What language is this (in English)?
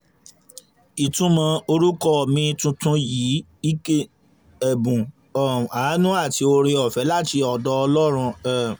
Yoruba